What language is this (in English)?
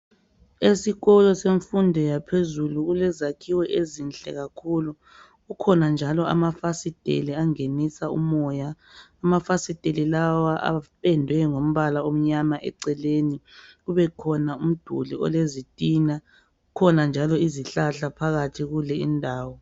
North Ndebele